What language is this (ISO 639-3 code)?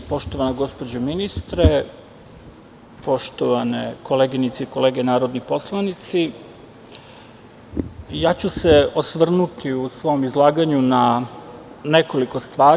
srp